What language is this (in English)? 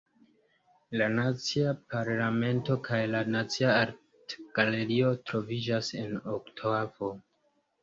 Esperanto